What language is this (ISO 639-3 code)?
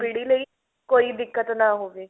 pan